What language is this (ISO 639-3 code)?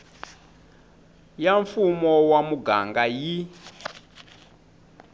tso